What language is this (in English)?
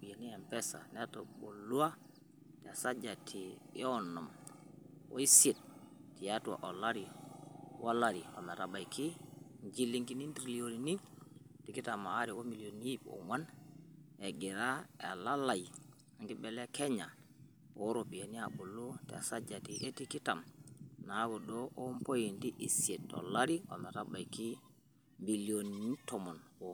Masai